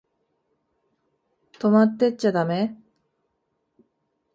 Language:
Japanese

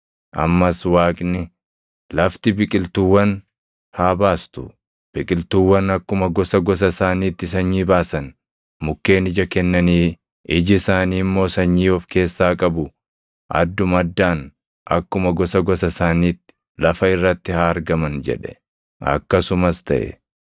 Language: Oromo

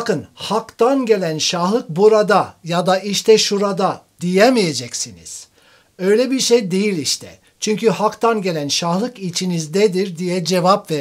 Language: Turkish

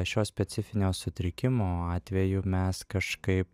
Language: Lithuanian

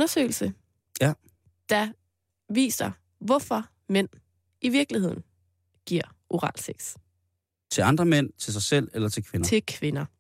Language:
Danish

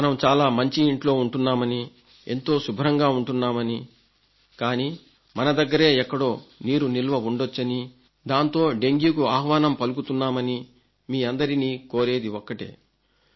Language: Telugu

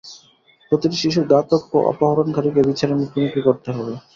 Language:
Bangla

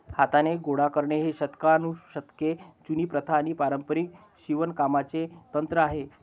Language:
Marathi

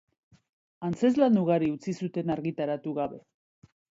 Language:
Basque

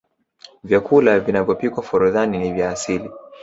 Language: Swahili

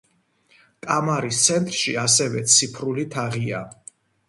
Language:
Georgian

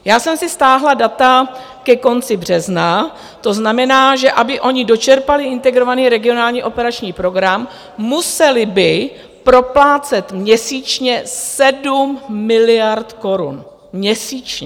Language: Czech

